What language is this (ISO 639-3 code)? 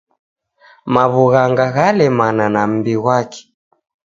dav